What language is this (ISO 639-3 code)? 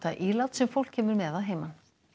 isl